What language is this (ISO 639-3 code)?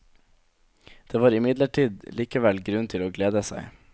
nor